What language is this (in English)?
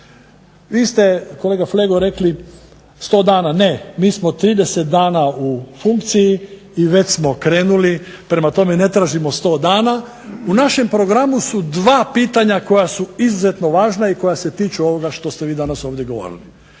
Croatian